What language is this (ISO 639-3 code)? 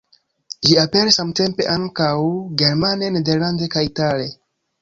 epo